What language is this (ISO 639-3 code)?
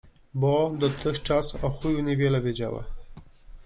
pol